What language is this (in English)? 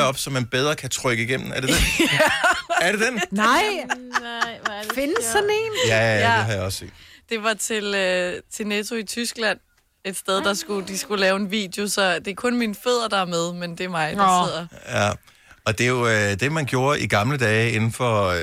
Danish